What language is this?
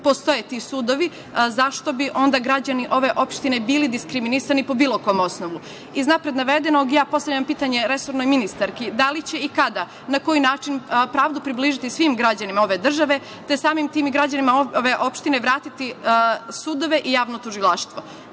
Serbian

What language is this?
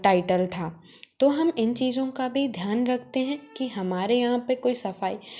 Hindi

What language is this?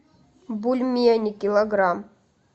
Russian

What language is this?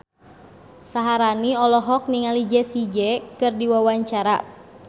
Sundanese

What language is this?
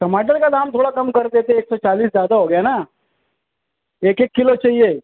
Urdu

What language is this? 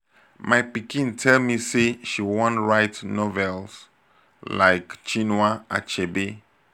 Nigerian Pidgin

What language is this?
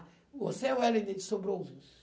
Portuguese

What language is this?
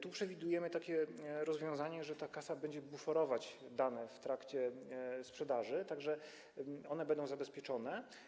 Polish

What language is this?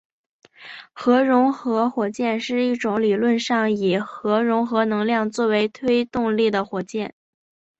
Chinese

